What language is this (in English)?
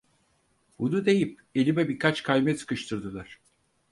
Turkish